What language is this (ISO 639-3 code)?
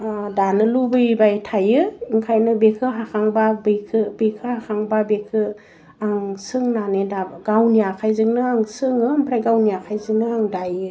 brx